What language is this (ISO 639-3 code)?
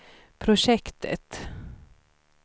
swe